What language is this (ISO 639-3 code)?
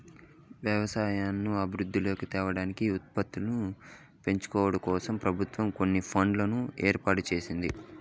tel